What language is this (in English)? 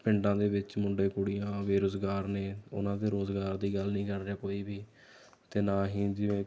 Punjabi